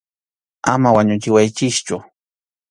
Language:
Arequipa-La Unión Quechua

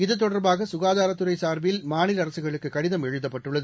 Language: Tamil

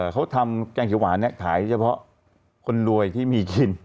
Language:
Thai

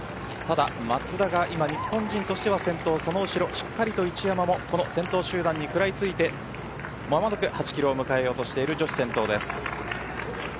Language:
Japanese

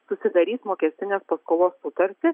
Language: Lithuanian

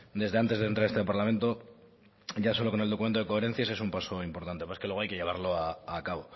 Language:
Spanish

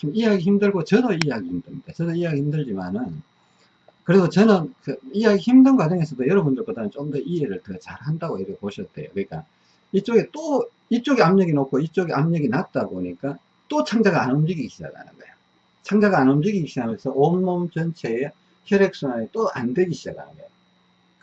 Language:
Korean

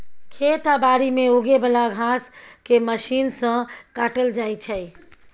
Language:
Maithili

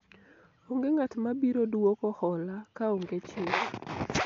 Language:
Luo (Kenya and Tanzania)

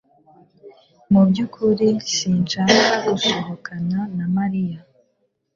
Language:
Kinyarwanda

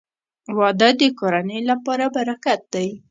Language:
Pashto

